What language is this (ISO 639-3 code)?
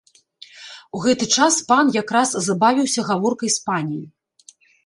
bel